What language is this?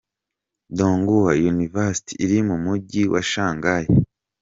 Kinyarwanda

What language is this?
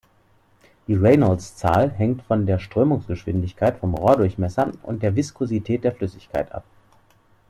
German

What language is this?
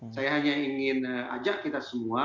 Indonesian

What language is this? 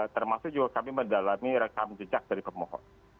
Indonesian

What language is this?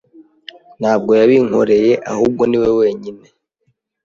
Kinyarwanda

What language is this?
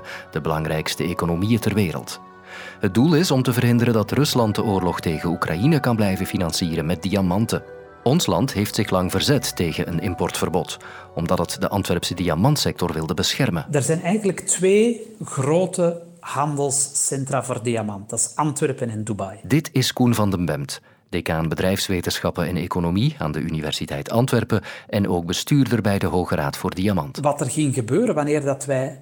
Dutch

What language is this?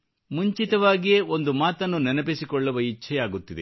Kannada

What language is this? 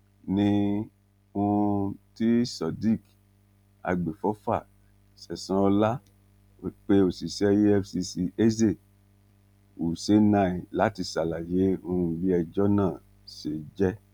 Yoruba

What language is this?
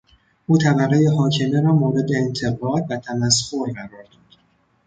Persian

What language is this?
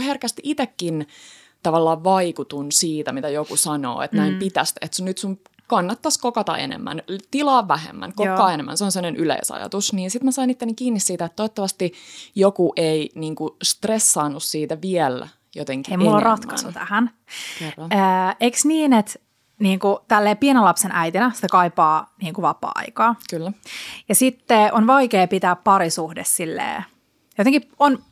Finnish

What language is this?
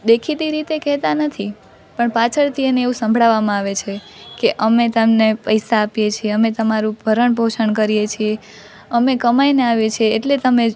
Gujarati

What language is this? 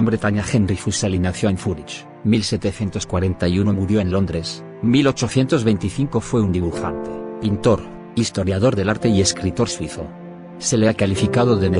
Spanish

